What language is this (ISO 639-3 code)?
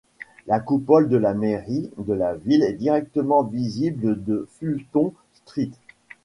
fra